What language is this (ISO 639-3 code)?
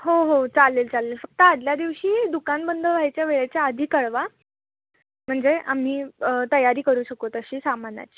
mar